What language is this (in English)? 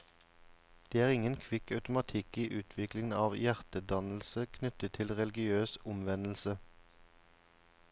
Norwegian